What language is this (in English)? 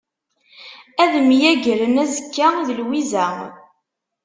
Kabyle